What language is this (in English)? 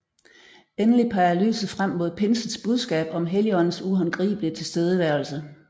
Danish